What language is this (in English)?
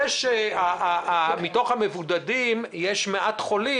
Hebrew